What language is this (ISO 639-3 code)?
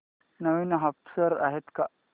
mar